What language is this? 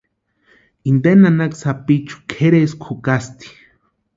Western Highland Purepecha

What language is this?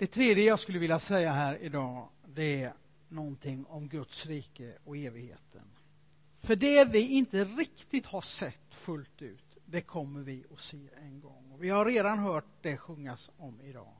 Swedish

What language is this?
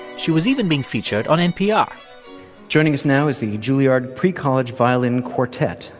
English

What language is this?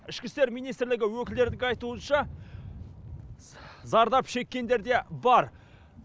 Kazakh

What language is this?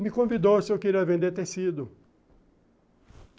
Portuguese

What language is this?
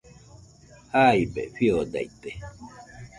Nüpode Huitoto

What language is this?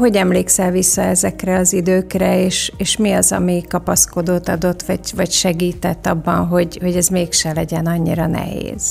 Hungarian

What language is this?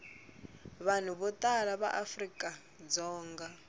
Tsonga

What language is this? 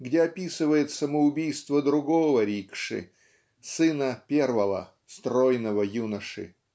Russian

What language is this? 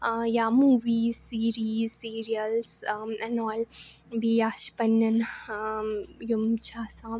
Kashmiri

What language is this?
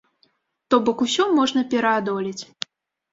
Belarusian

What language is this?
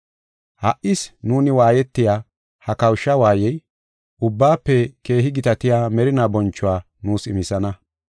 Gofa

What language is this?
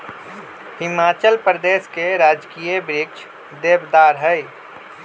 Magahi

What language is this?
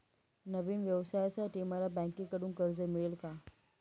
Marathi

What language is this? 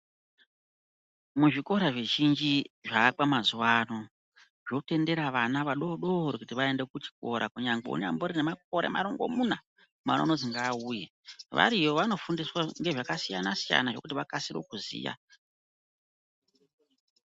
Ndau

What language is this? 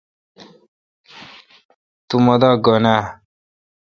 Kalkoti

